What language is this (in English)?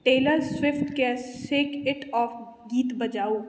Maithili